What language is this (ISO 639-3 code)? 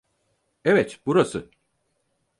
tur